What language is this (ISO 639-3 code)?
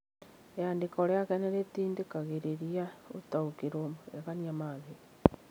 kik